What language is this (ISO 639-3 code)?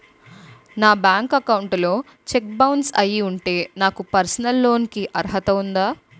tel